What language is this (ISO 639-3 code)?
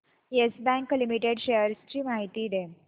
mar